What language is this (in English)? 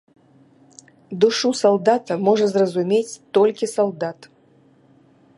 Belarusian